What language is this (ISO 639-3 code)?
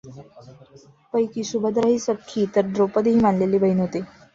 mar